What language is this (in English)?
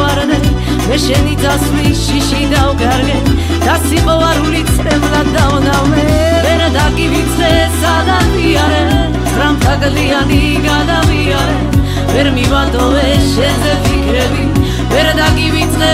Romanian